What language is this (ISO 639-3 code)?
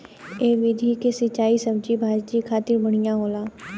bho